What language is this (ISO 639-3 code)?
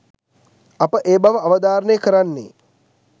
sin